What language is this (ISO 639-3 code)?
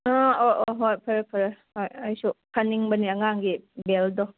mni